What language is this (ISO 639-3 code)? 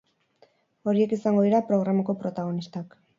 eus